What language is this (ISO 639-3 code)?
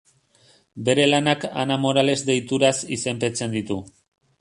eus